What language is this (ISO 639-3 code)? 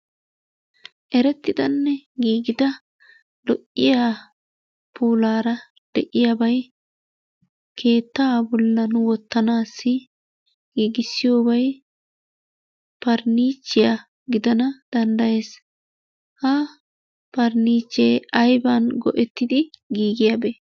wal